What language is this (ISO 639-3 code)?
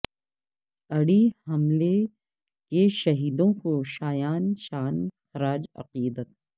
urd